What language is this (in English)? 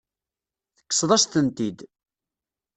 Kabyle